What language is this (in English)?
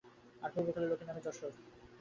Bangla